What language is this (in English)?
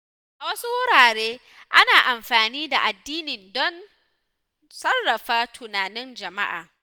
Hausa